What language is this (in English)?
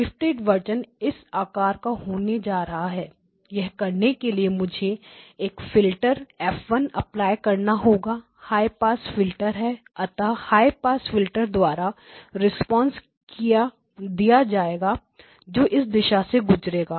Hindi